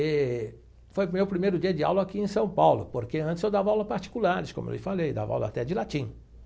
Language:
Portuguese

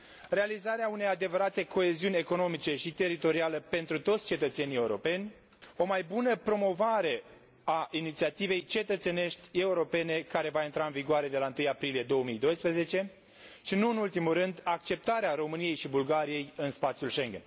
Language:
Romanian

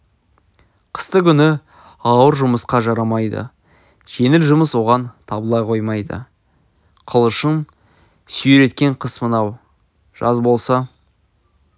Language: Kazakh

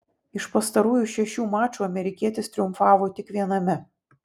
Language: Lithuanian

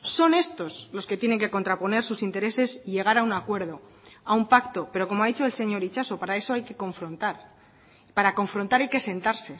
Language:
Spanish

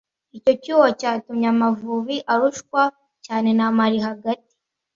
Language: Kinyarwanda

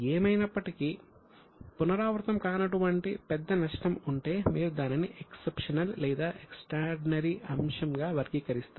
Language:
Telugu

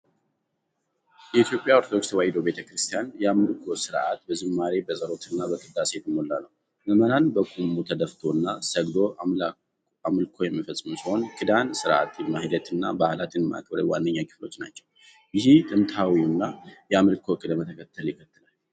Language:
Amharic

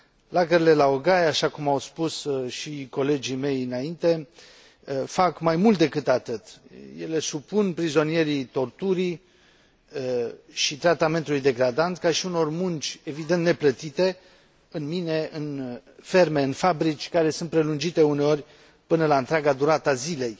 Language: Romanian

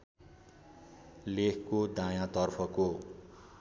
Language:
Nepali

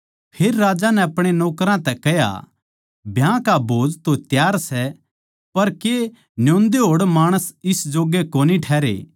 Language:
Haryanvi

